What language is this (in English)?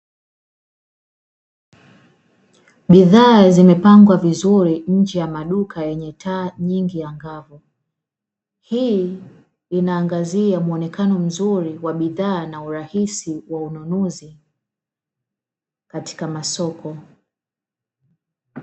Swahili